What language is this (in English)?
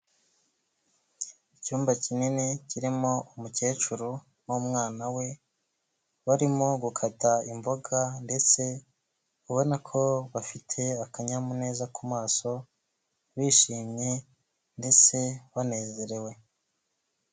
Kinyarwanda